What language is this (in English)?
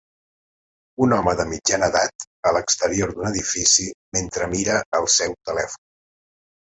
Catalan